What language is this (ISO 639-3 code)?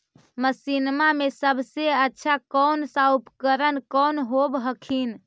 mag